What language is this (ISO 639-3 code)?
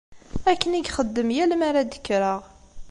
kab